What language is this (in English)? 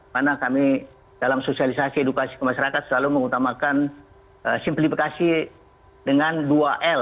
Indonesian